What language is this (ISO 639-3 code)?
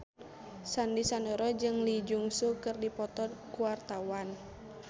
sun